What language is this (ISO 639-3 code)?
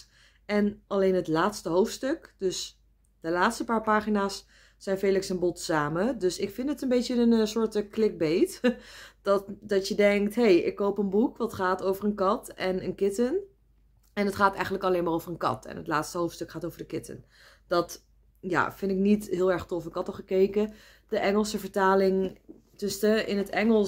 nld